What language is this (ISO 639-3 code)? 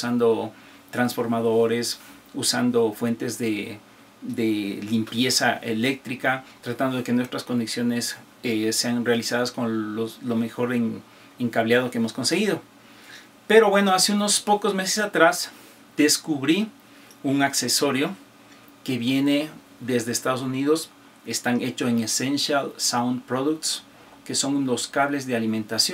spa